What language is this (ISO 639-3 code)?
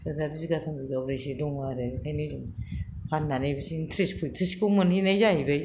brx